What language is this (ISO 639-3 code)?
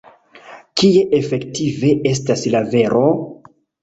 epo